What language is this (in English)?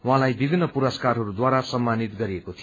Nepali